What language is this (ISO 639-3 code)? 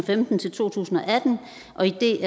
dan